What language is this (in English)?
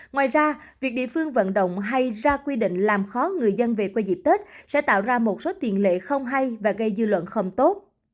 Vietnamese